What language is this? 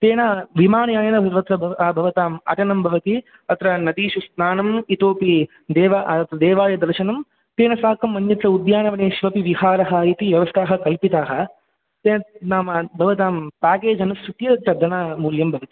Sanskrit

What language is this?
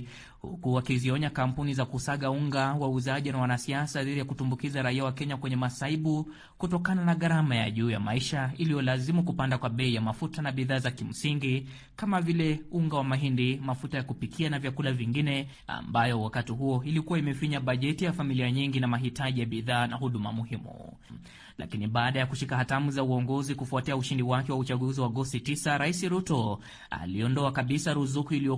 Swahili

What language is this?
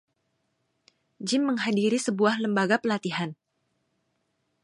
Indonesian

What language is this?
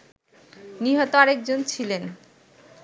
Bangla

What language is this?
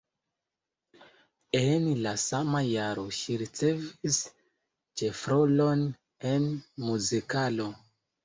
Esperanto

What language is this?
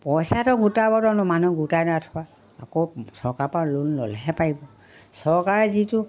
Assamese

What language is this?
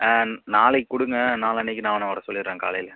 Tamil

